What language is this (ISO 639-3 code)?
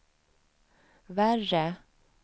swe